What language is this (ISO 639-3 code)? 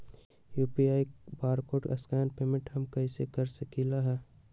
mag